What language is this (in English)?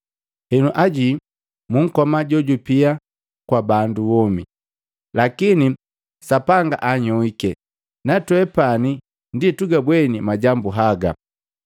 Matengo